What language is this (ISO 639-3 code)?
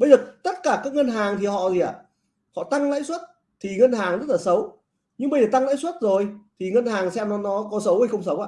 vie